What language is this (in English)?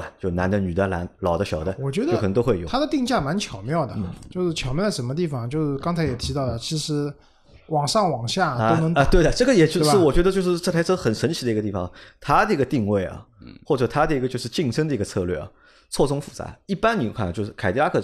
Chinese